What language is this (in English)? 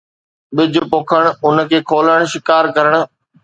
Sindhi